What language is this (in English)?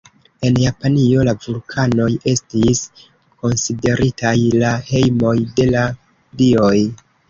Esperanto